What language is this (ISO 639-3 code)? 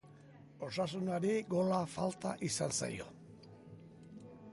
eus